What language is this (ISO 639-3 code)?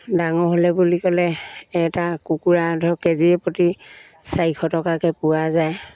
asm